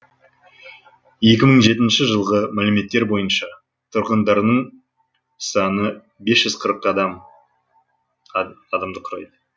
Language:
Kazakh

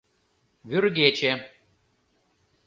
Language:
Mari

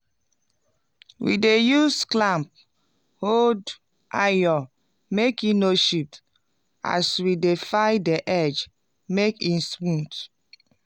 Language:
Nigerian Pidgin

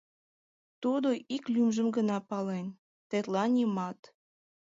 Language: Mari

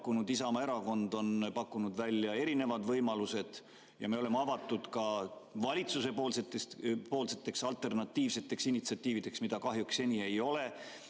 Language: Estonian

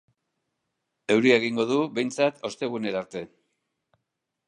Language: Basque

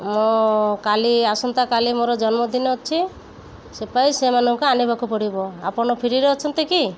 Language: Odia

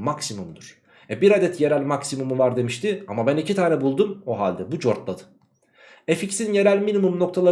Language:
Turkish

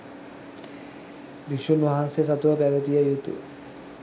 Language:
Sinhala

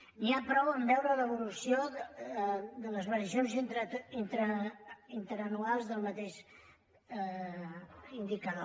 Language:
Catalan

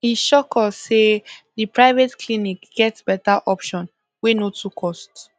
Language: Nigerian Pidgin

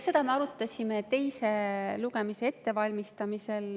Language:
Estonian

